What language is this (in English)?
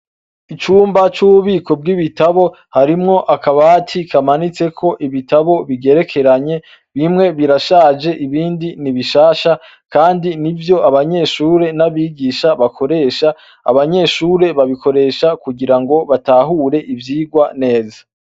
Rundi